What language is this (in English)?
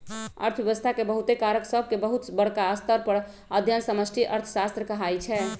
Magahi